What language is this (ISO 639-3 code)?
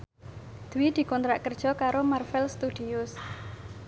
jav